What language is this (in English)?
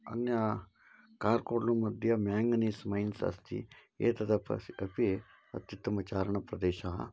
Sanskrit